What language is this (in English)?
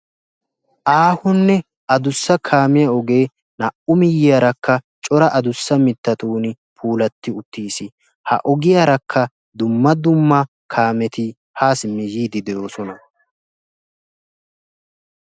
Wolaytta